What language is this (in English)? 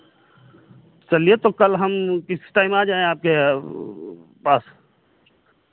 Hindi